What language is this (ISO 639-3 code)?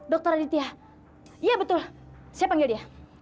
ind